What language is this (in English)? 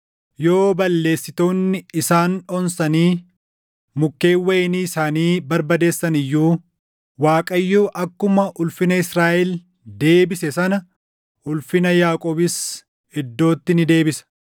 Oromo